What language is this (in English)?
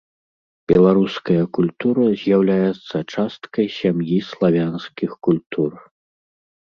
Belarusian